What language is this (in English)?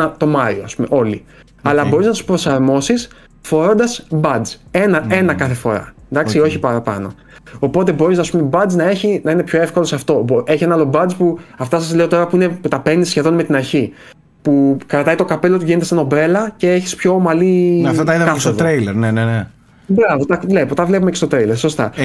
Greek